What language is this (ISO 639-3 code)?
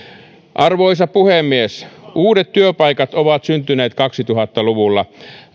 fin